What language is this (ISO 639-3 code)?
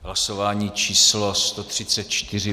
ces